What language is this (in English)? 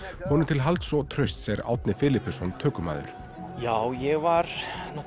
Icelandic